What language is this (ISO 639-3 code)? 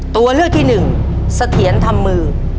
tha